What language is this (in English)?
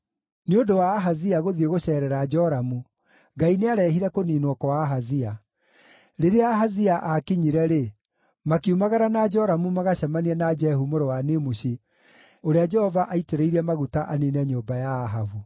Kikuyu